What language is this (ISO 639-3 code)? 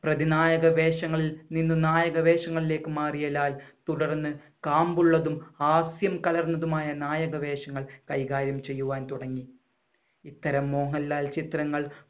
mal